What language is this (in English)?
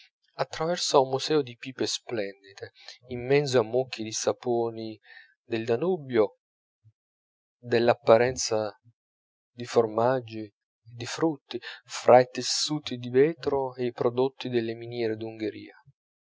Italian